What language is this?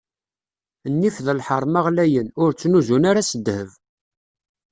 Kabyle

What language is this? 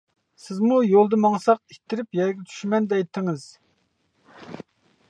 Uyghur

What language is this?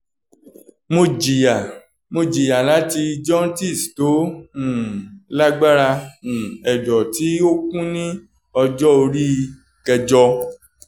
Yoruba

